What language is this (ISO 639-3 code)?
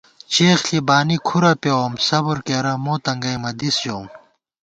gwt